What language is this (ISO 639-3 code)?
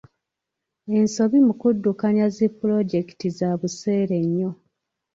lug